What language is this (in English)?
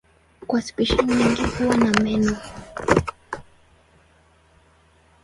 Swahili